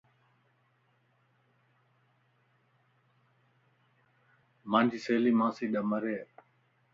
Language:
Lasi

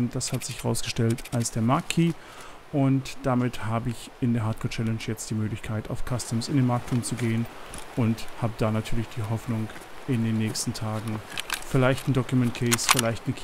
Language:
German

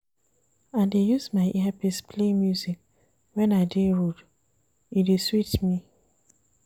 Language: Nigerian Pidgin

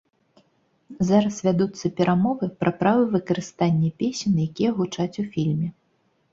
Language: Belarusian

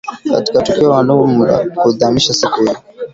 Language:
Swahili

